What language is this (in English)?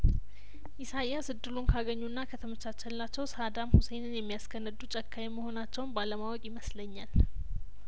Amharic